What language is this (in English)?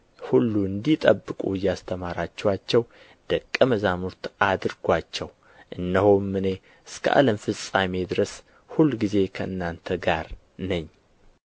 Amharic